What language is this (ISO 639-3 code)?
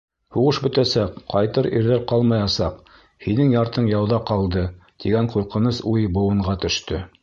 bak